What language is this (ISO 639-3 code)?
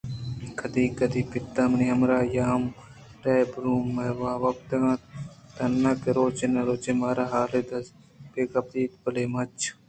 bgp